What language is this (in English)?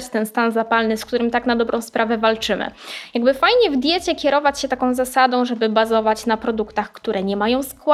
Polish